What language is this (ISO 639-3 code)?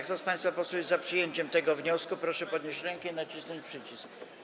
pol